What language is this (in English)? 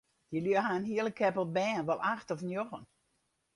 Western Frisian